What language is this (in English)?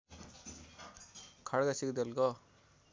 Nepali